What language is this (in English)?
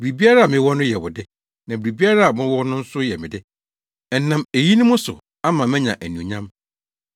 Akan